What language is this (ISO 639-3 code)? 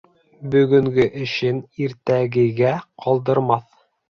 bak